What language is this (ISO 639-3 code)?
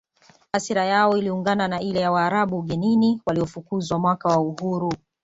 swa